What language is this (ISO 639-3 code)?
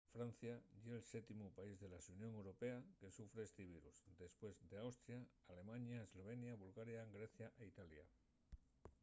ast